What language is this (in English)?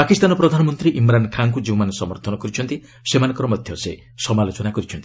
Odia